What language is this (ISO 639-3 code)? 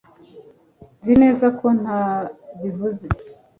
kin